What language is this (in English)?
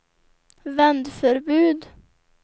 Swedish